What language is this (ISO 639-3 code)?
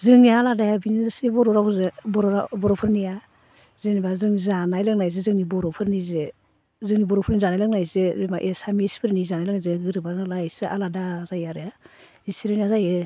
brx